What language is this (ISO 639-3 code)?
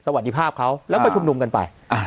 tha